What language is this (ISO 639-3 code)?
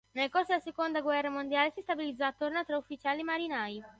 ita